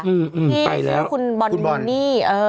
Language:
Thai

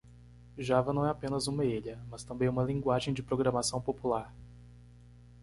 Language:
Portuguese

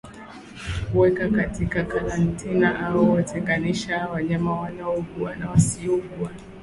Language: Swahili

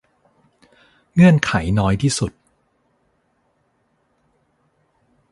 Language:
Thai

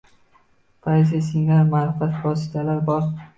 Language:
Uzbek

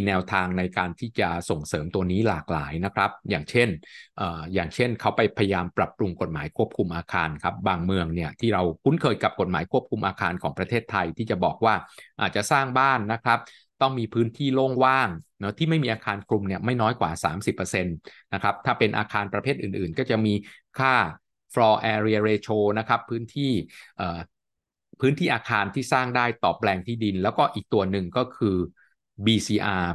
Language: Thai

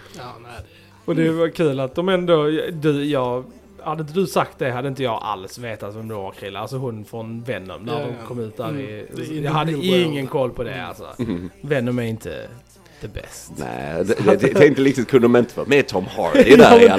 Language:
Swedish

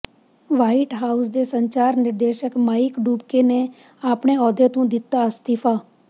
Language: Punjabi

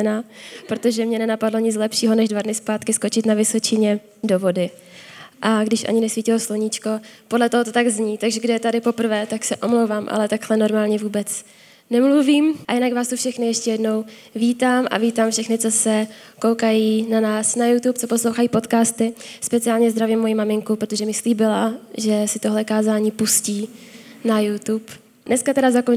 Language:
Czech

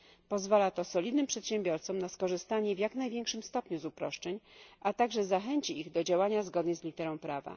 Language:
Polish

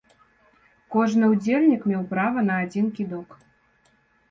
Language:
Belarusian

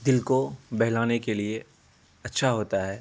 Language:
Urdu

